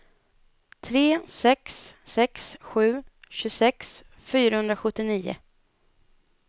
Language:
Swedish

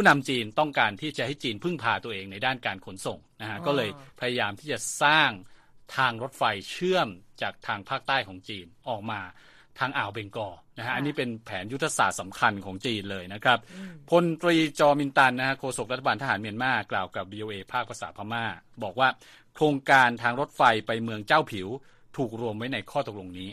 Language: Thai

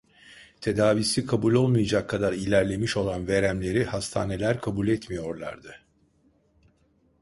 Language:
Turkish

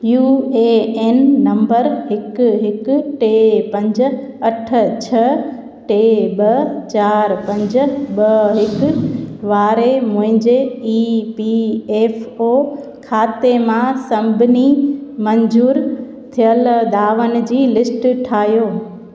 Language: Sindhi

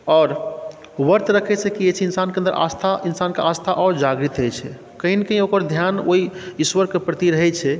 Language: Maithili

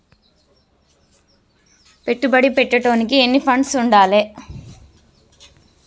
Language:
Telugu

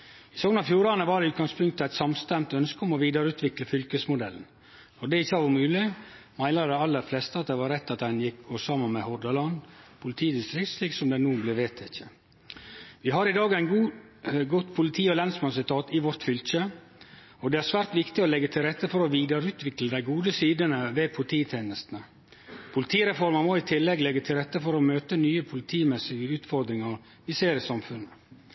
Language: Norwegian Nynorsk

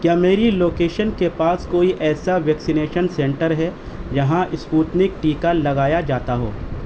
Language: Urdu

